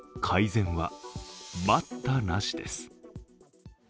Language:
Japanese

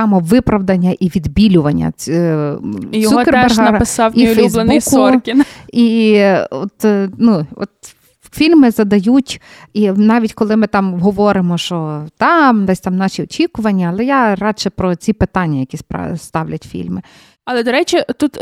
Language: Ukrainian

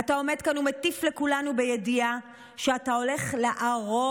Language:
Hebrew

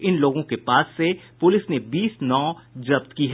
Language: Hindi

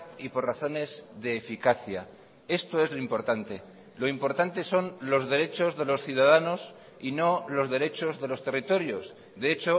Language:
Spanish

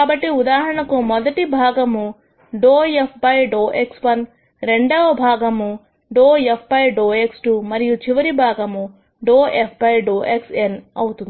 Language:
Telugu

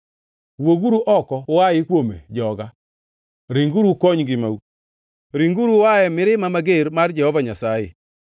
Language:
Luo (Kenya and Tanzania)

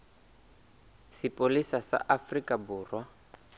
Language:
Southern Sotho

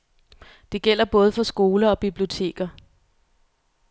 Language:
Danish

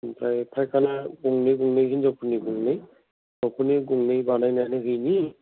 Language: Bodo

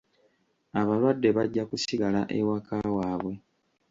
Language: Ganda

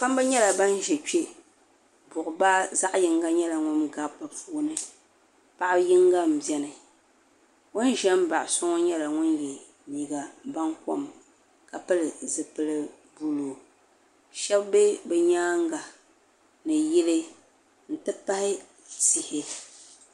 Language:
Dagbani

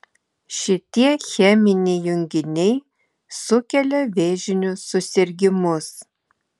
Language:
Lithuanian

